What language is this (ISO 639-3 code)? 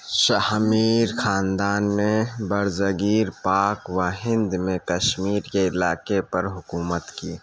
urd